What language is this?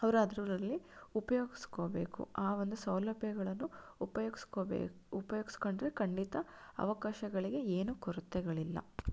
Kannada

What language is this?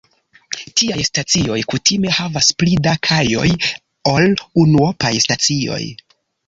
Esperanto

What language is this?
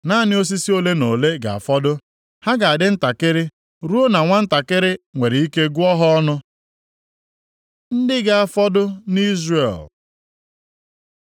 Igbo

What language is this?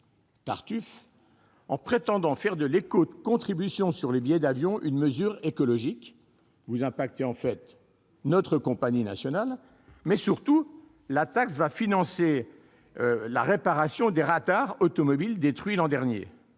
French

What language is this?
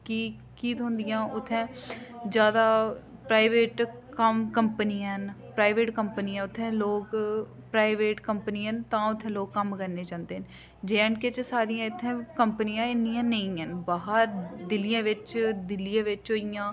Dogri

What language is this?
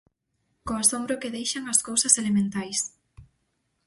Galician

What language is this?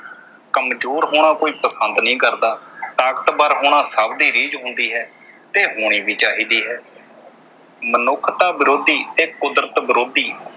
Punjabi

